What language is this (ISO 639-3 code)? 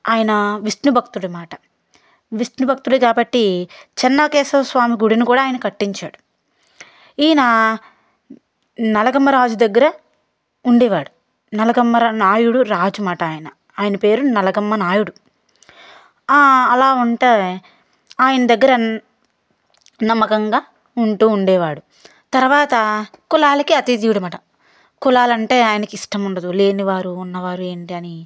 tel